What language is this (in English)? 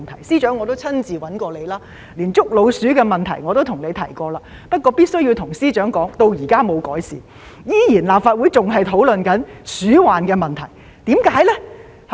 Cantonese